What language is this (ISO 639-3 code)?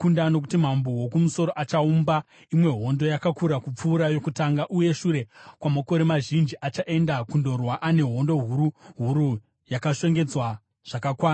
sna